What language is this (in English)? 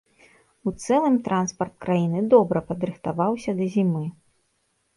Belarusian